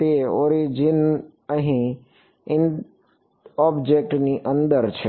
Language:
Gujarati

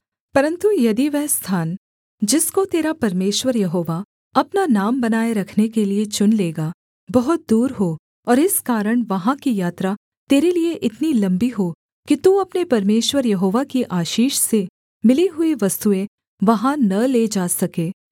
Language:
Hindi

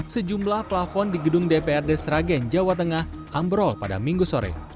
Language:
Indonesian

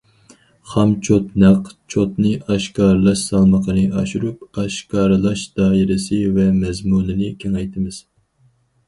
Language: Uyghur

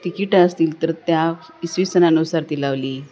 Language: Marathi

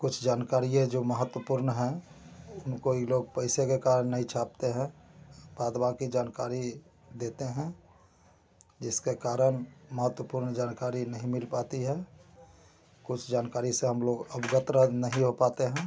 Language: Hindi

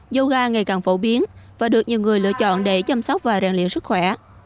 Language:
Vietnamese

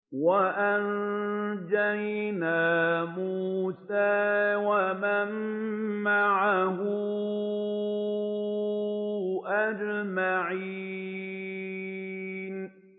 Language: Arabic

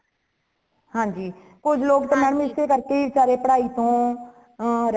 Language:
Punjabi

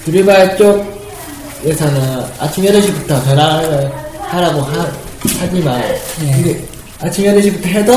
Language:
Korean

